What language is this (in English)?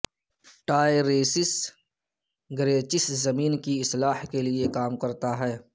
Urdu